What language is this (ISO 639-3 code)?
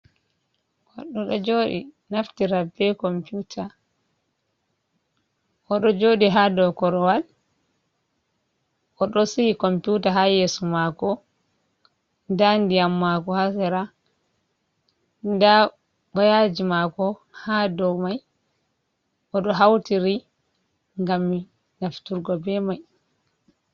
ful